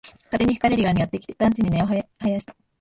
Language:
Japanese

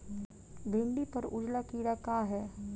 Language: Bhojpuri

